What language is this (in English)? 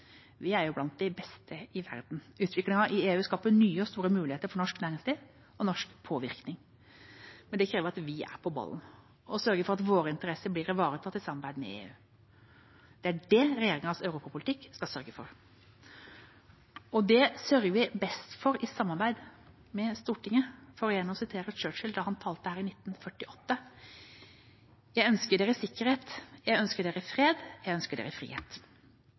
Norwegian Bokmål